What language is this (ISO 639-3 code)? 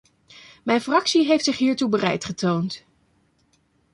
nld